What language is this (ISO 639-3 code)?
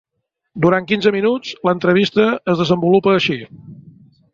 cat